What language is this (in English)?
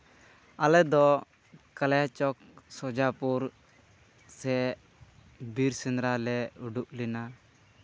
Santali